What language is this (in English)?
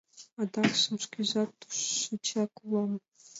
Mari